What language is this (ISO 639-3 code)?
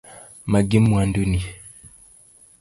luo